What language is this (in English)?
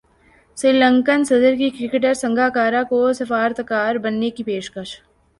Urdu